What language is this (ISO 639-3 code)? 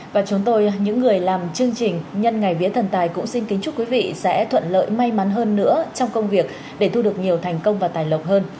vie